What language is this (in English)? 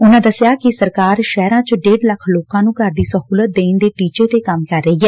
Punjabi